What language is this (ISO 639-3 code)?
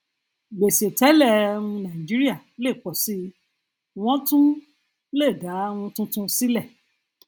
yor